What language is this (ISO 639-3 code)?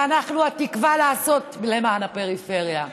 heb